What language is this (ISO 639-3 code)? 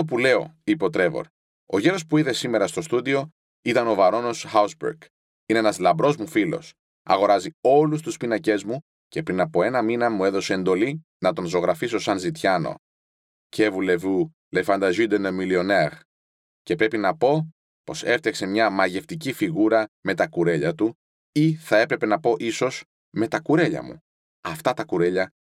ell